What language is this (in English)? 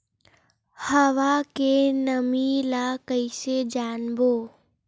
Chhattisgarhi